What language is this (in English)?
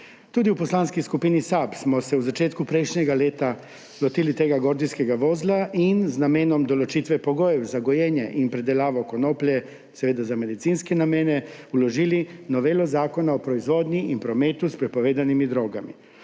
Slovenian